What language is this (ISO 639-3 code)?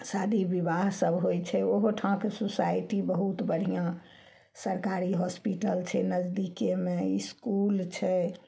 mai